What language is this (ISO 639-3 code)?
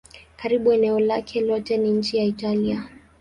swa